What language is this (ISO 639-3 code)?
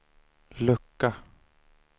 swe